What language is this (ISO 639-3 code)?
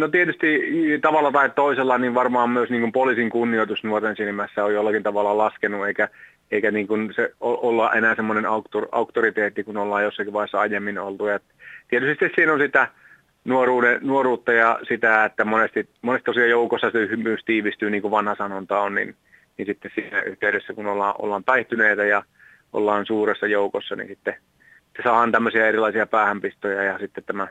fin